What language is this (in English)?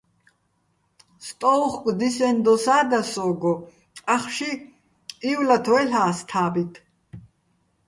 Bats